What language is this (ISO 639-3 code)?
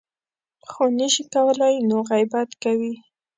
pus